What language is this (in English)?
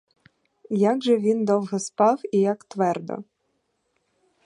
Ukrainian